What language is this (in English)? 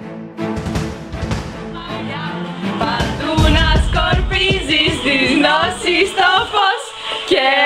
Greek